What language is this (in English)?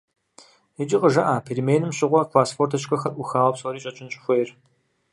Kabardian